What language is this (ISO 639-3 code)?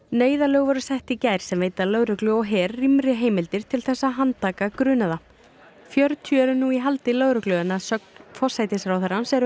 isl